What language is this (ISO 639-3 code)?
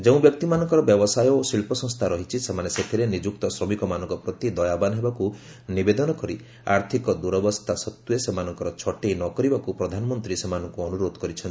ori